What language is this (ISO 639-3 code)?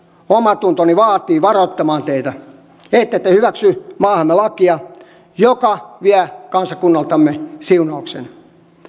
fin